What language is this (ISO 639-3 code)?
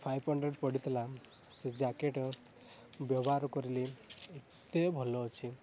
ori